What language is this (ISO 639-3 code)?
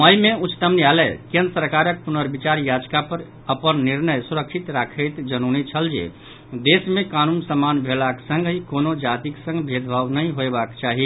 mai